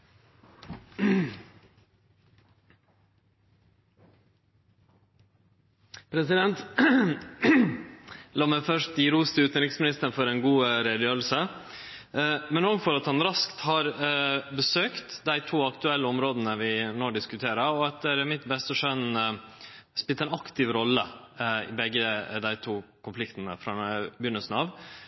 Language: Norwegian Nynorsk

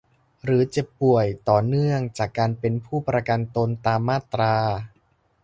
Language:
Thai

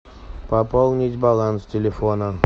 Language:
Russian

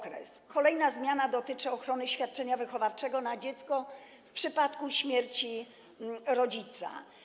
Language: Polish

